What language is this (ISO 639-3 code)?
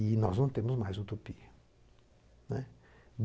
por